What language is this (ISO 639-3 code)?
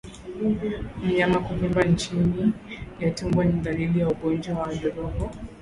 swa